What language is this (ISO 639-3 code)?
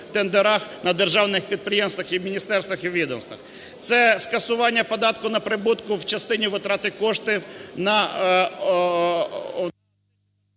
ukr